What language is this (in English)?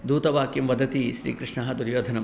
Sanskrit